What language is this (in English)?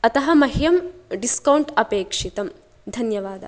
Sanskrit